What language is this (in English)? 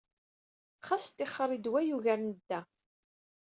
Kabyle